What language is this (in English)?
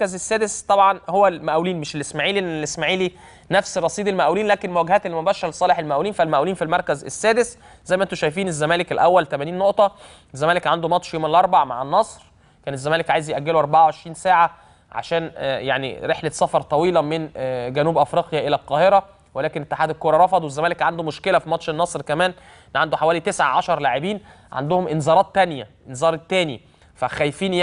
Arabic